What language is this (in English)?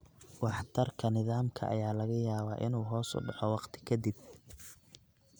Somali